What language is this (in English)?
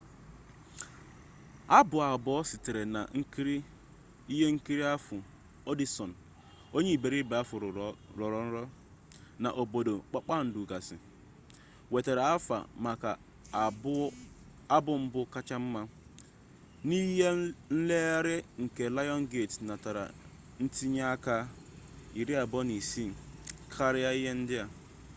Igbo